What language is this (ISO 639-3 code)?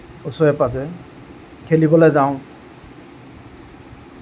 asm